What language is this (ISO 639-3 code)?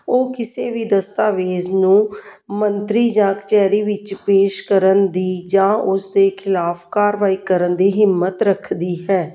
pan